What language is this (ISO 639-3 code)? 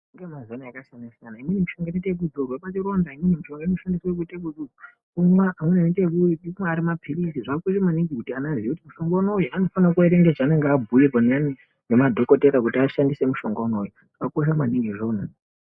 ndc